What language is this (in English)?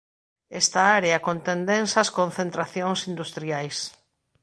Galician